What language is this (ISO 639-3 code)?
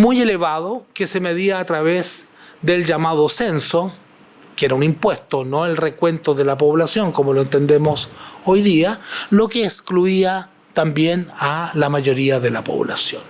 spa